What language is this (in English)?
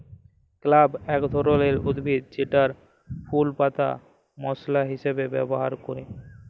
Bangla